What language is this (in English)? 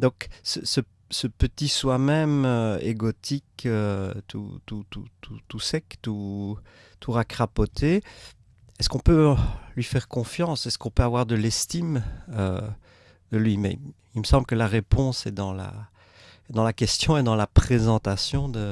French